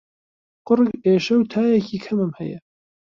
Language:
Central Kurdish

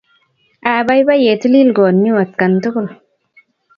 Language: Kalenjin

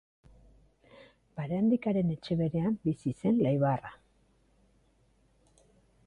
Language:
Basque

